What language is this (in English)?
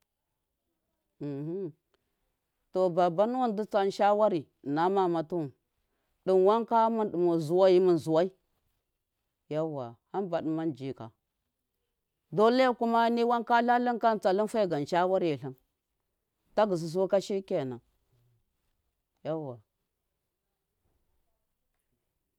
Miya